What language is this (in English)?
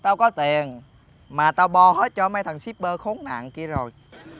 Vietnamese